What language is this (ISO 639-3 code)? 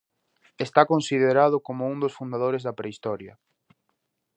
glg